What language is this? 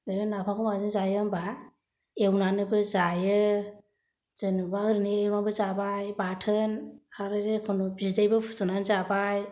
Bodo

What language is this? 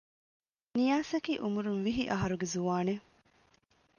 Divehi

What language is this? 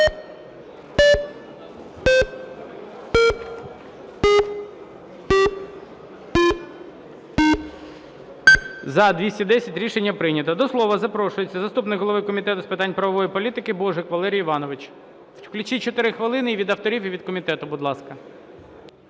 Ukrainian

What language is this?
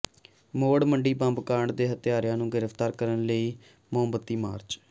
Punjabi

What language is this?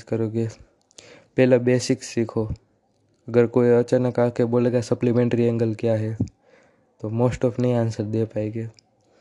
Hindi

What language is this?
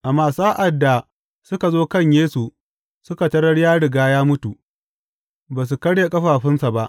Hausa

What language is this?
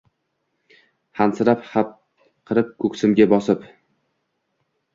Uzbek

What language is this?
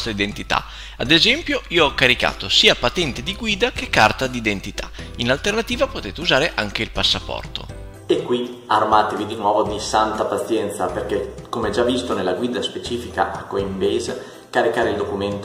Italian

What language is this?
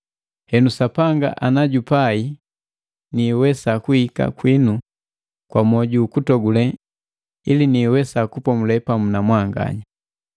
Matengo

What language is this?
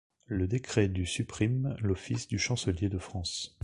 French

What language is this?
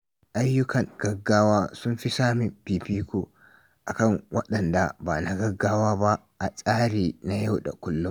Hausa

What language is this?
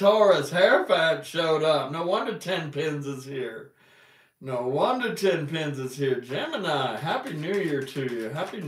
English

